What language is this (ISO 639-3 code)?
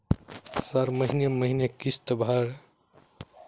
mai